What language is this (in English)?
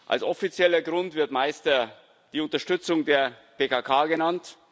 German